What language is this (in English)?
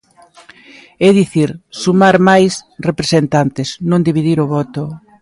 Galician